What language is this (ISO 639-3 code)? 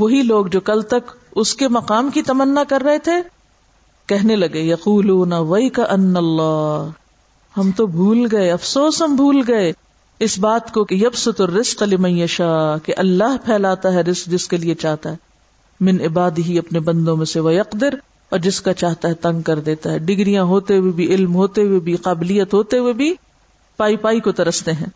urd